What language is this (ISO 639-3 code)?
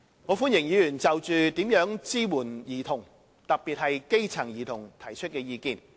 yue